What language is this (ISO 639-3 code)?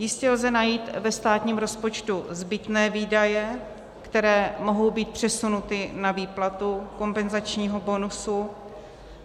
ces